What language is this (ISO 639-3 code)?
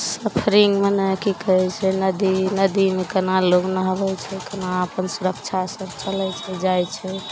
mai